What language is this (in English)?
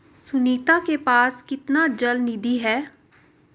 Hindi